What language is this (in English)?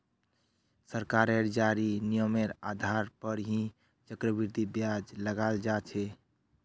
Magahi